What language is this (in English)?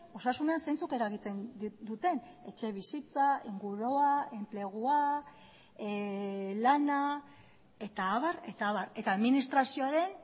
Basque